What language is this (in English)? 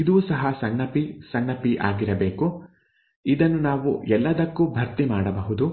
Kannada